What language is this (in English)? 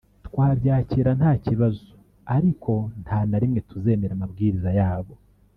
Kinyarwanda